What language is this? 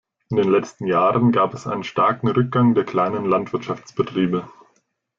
German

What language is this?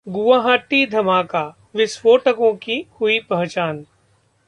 Hindi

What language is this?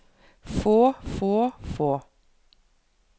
Norwegian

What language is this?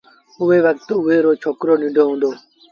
Sindhi Bhil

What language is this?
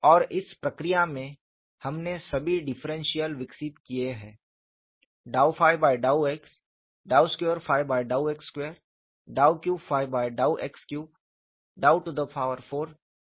Hindi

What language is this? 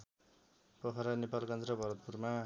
Nepali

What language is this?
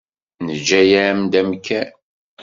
Kabyle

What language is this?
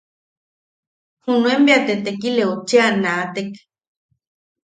Yaqui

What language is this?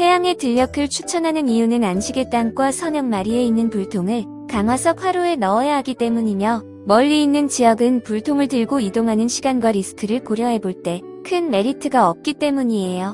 Korean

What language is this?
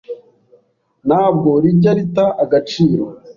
Kinyarwanda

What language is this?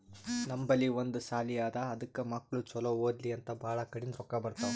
Kannada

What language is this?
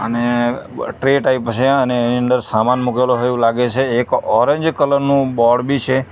Gujarati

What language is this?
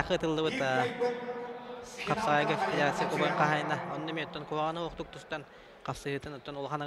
Turkish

